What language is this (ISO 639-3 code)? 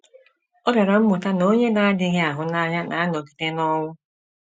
ibo